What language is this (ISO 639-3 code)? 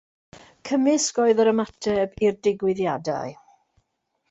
cym